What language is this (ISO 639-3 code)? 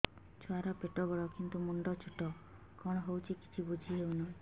ori